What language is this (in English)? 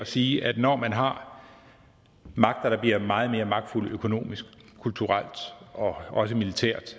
Danish